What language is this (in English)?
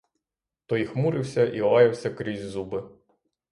Ukrainian